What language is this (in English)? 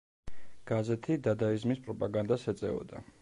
Georgian